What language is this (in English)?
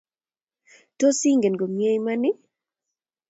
Kalenjin